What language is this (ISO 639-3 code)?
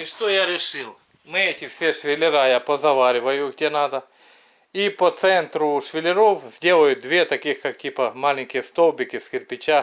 rus